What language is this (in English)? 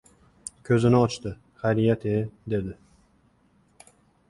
Uzbek